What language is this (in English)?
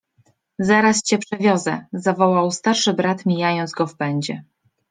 Polish